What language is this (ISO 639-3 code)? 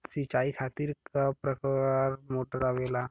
bho